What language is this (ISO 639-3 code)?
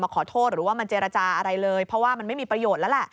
tha